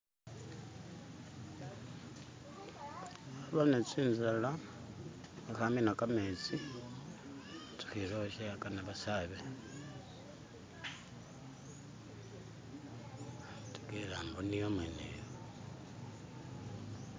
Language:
Masaaba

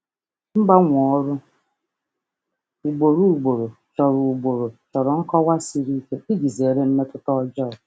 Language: Igbo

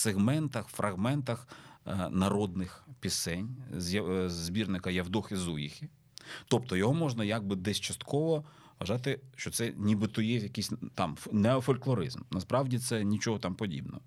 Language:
Ukrainian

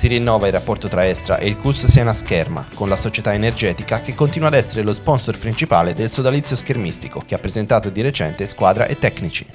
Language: Italian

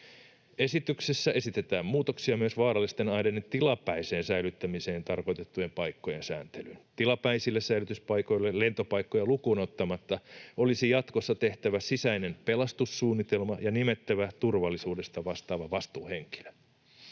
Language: Finnish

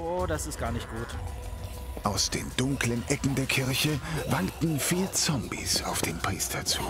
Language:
German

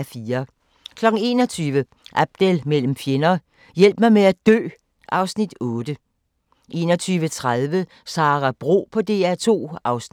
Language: Danish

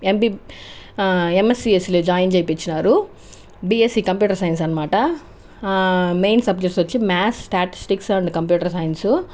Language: Telugu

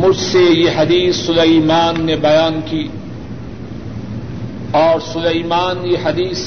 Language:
Urdu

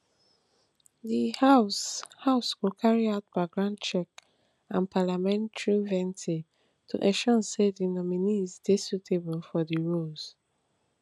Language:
Nigerian Pidgin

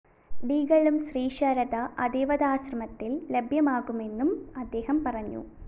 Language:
Malayalam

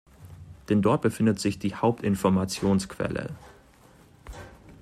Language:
German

